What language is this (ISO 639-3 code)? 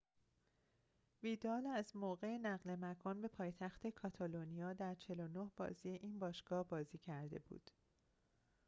fas